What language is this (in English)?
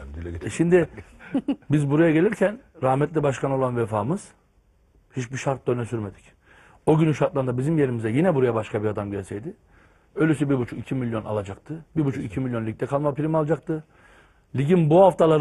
Turkish